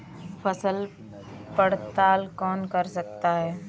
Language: Hindi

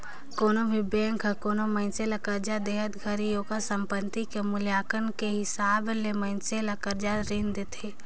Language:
Chhattisgarhi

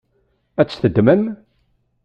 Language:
Kabyle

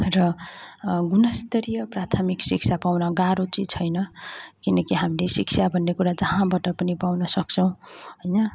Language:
Nepali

